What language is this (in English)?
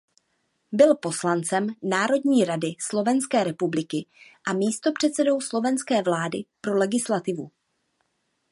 Czech